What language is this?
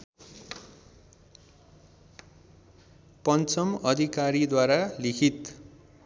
Nepali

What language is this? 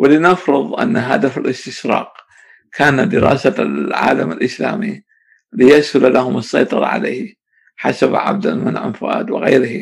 Arabic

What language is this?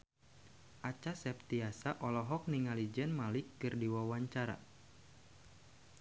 Sundanese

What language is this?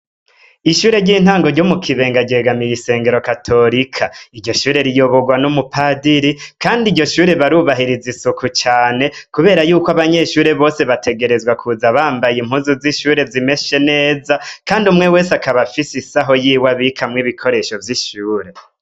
Rundi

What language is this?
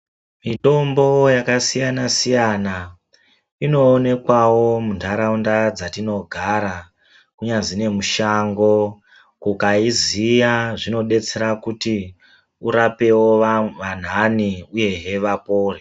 Ndau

